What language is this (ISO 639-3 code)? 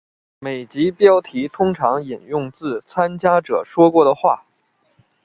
zho